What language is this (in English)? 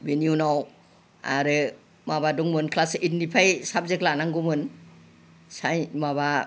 Bodo